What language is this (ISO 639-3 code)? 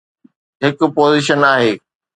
snd